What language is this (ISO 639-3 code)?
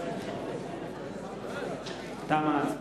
heb